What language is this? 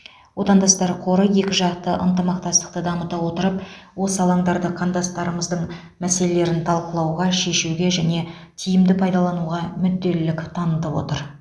Kazakh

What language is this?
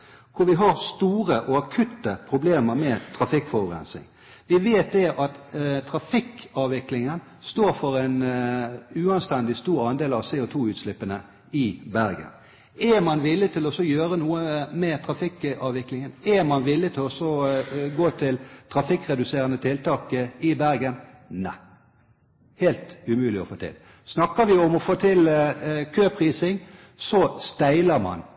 Norwegian Bokmål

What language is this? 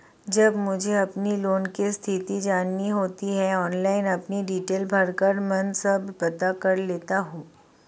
Hindi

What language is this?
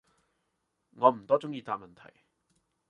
Cantonese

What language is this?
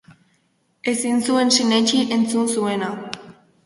Basque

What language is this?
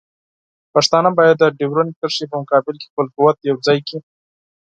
Pashto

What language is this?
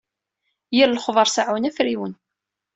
Kabyle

